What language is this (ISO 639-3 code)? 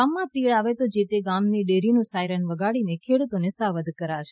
guj